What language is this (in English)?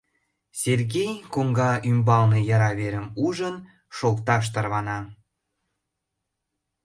Mari